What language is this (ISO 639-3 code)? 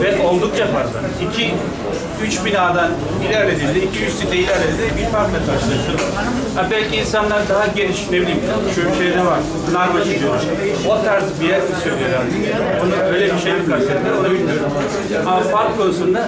tur